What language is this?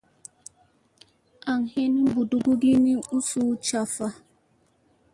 Musey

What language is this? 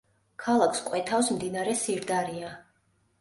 Georgian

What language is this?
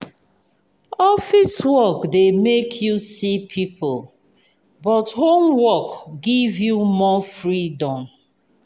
Nigerian Pidgin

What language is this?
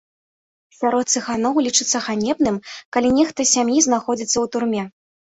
Belarusian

